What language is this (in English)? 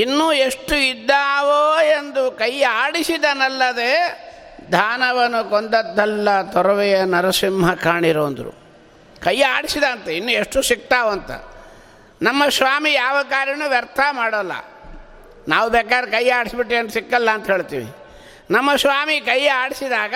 Kannada